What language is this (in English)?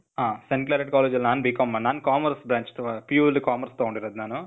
Kannada